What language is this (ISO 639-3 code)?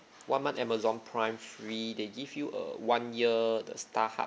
eng